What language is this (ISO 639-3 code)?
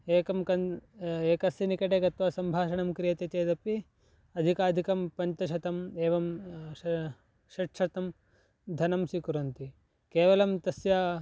san